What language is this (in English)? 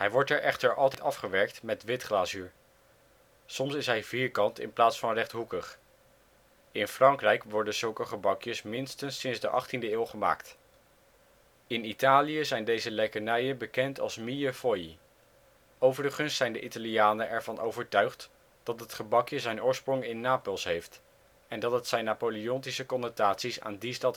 Dutch